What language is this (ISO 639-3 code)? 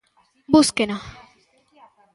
glg